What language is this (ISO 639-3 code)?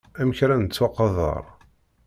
kab